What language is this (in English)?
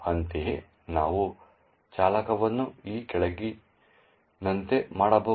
Kannada